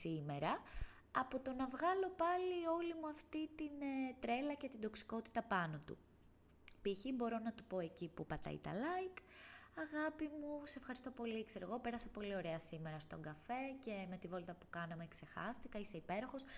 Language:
Greek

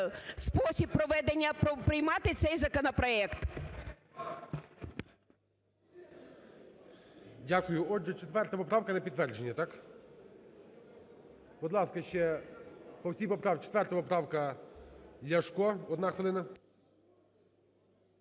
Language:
Ukrainian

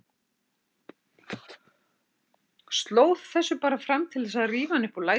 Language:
Icelandic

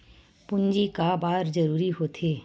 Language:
Chhattisgarhi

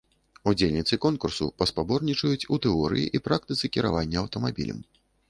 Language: Belarusian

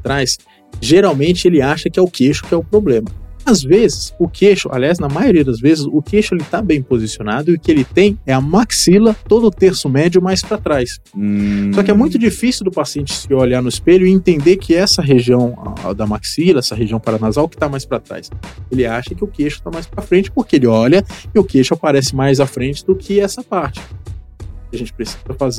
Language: Portuguese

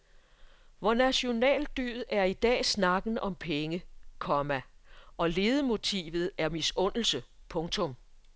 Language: Danish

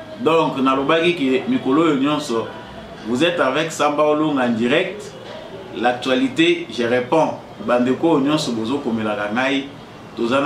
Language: French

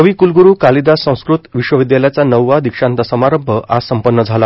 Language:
Marathi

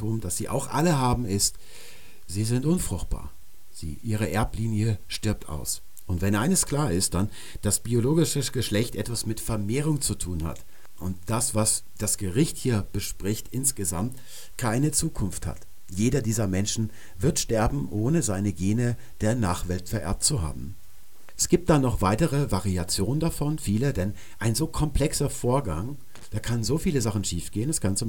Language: German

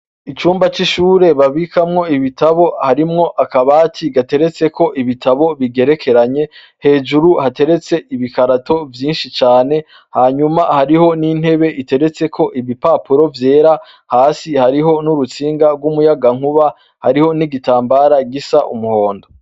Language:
Rundi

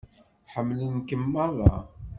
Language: Kabyle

